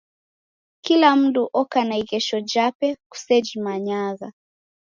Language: Taita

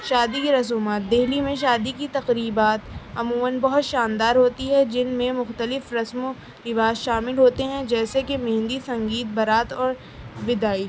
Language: Urdu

